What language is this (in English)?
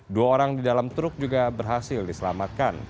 Indonesian